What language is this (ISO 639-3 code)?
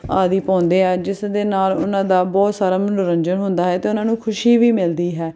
pan